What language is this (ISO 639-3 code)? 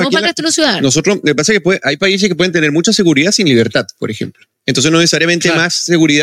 spa